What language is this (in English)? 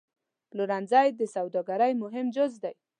Pashto